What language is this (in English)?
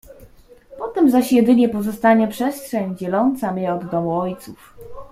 Polish